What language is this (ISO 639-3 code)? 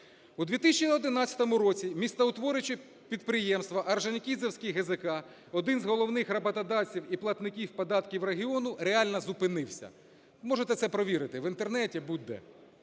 ukr